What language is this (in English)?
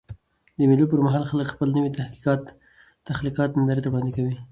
Pashto